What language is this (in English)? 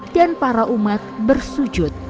Indonesian